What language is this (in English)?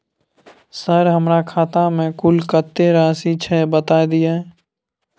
Maithili